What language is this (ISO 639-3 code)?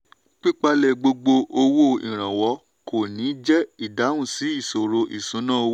yor